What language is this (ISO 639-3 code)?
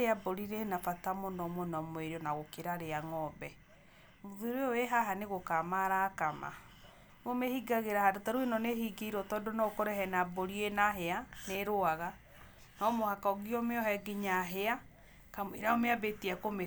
kik